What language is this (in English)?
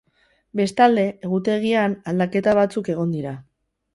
Basque